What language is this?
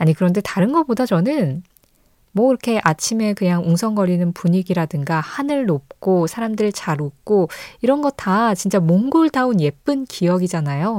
Korean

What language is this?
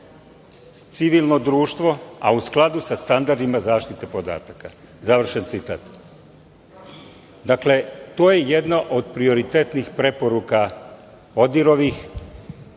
Serbian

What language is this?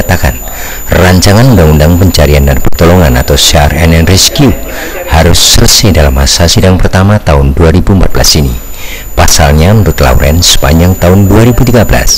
Indonesian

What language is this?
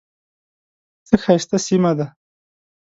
Pashto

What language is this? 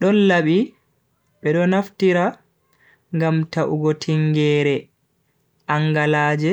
Bagirmi Fulfulde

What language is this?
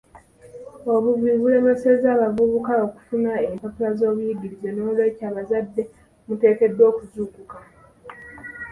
Ganda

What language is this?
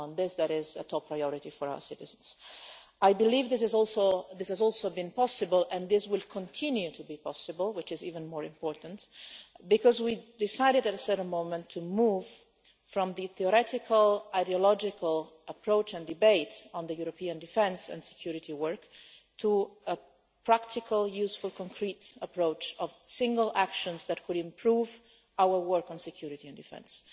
English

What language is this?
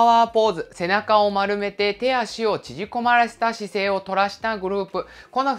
Japanese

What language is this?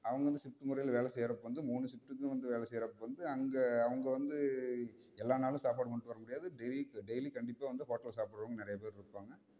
Tamil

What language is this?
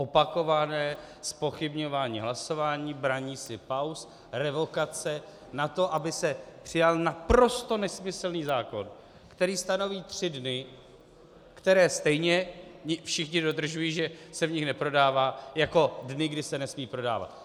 Czech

